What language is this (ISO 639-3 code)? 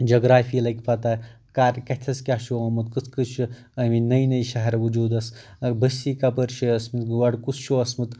kas